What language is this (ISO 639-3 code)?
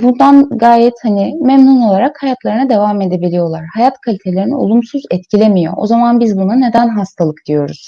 tur